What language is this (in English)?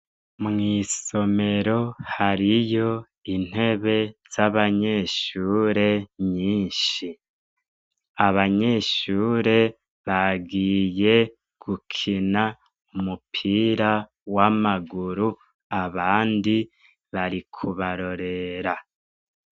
Rundi